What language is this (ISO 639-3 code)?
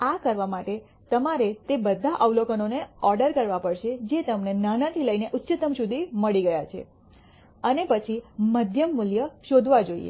guj